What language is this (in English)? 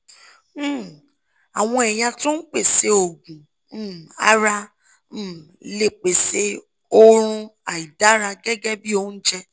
Yoruba